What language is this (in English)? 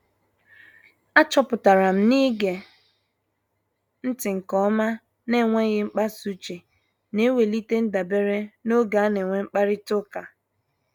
Igbo